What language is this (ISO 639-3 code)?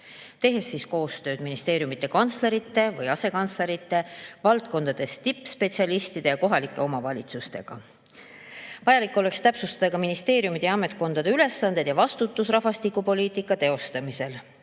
est